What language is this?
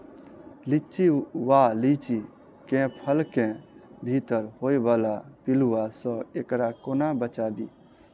Maithili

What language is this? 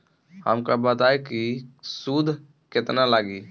Bhojpuri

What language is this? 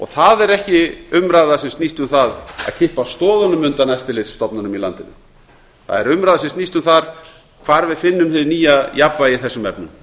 Icelandic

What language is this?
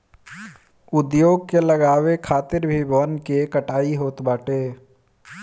Bhojpuri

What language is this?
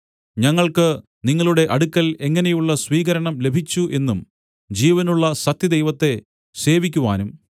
Malayalam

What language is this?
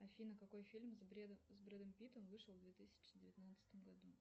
Russian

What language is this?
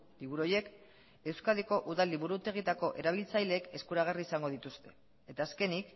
Basque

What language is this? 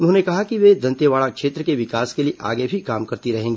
Hindi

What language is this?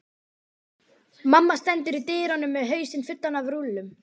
Icelandic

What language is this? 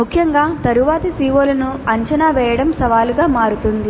Telugu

